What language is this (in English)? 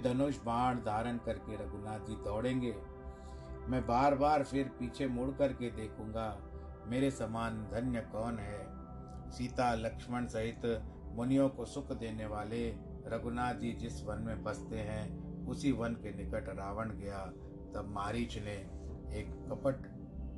Hindi